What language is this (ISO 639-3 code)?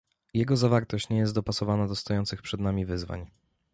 pol